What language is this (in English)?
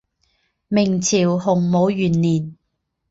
Chinese